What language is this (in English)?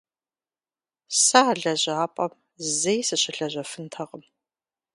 Kabardian